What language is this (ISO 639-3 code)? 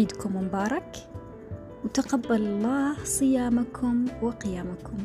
ara